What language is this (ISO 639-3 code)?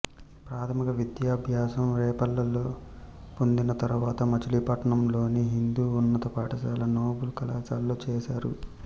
tel